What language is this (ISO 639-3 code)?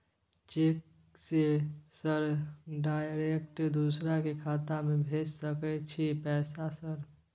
mai